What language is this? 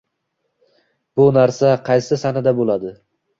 Uzbek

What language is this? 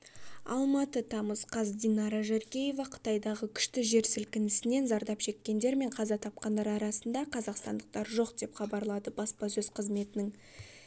Kazakh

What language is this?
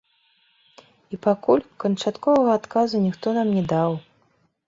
Belarusian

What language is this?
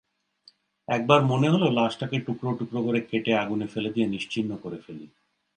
Bangla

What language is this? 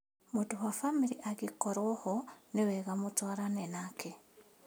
Kikuyu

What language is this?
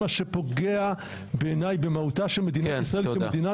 Hebrew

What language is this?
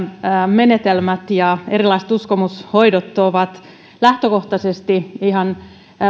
Finnish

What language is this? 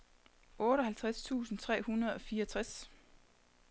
Danish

